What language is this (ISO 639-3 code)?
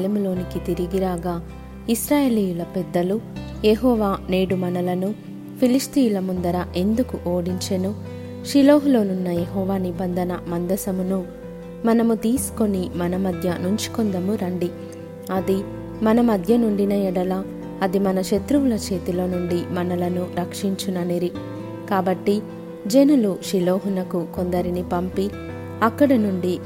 tel